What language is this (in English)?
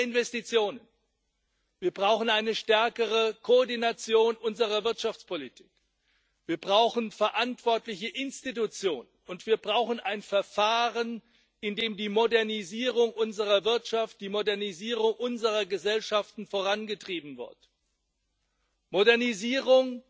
German